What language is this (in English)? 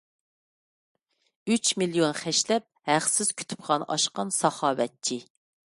Uyghur